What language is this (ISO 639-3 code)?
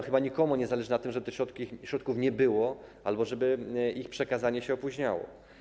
pol